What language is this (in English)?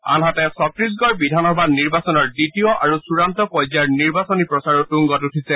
Assamese